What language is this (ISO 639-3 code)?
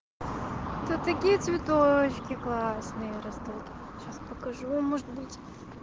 rus